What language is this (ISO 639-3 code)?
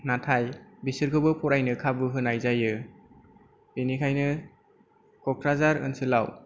brx